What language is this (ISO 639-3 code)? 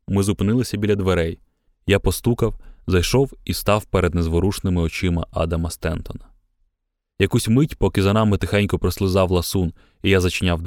ukr